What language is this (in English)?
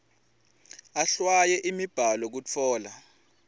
Swati